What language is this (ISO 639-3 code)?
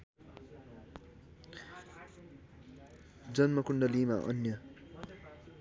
nep